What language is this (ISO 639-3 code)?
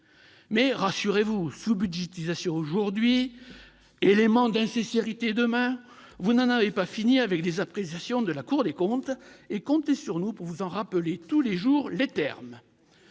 fra